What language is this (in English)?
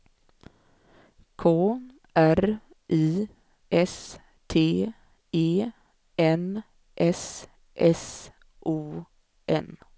Swedish